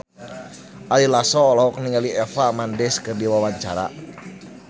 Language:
Sundanese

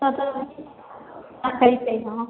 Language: Maithili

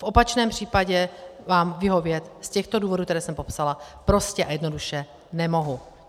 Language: Czech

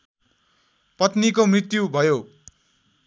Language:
Nepali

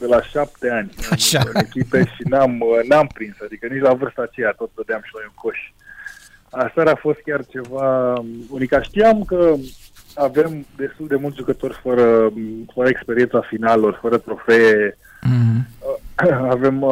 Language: Romanian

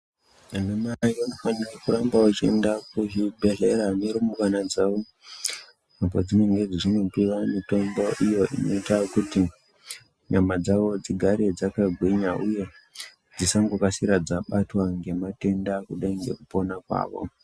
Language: Ndau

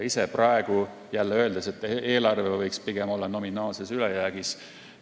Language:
Estonian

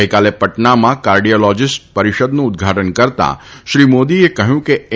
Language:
Gujarati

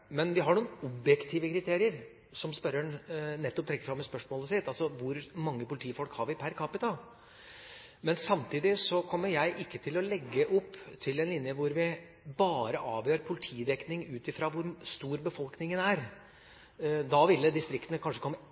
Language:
Norwegian Bokmål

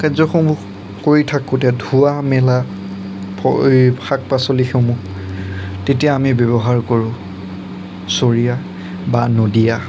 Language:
Assamese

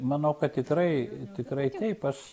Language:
Lithuanian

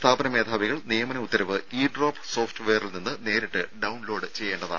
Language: Malayalam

